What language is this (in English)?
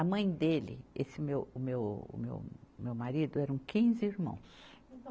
Portuguese